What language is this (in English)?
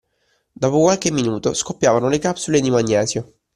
Italian